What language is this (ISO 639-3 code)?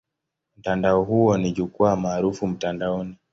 swa